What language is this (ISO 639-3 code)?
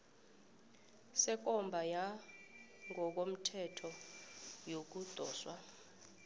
nbl